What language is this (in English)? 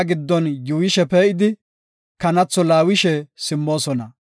Gofa